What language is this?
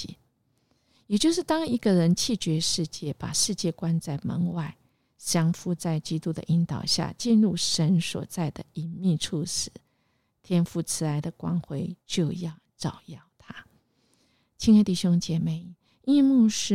Chinese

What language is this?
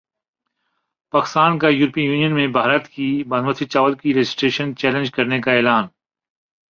Urdu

